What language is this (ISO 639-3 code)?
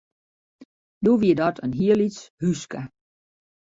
fry